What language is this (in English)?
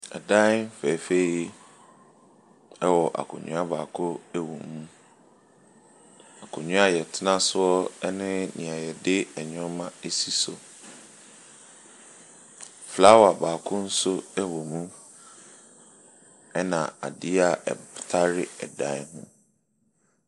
Akan